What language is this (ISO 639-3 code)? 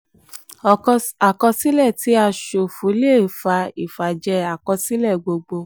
yor